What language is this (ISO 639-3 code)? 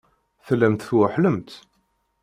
kab